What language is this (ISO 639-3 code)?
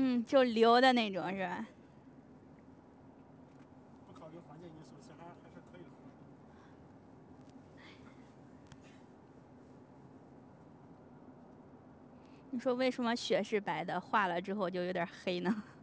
zho